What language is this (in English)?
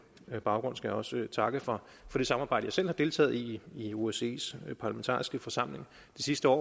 Danish